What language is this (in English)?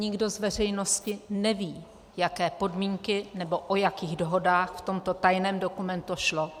Czech